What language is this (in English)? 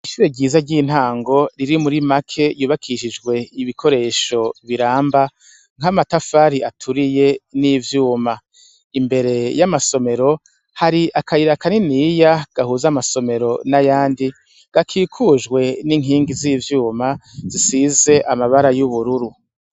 Rundi